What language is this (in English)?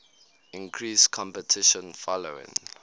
English